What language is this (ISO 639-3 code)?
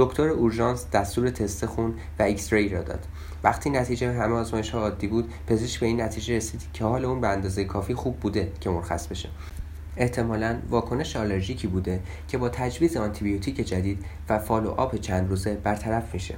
fas